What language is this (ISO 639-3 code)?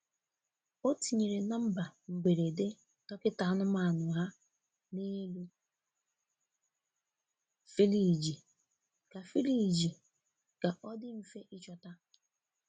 ibo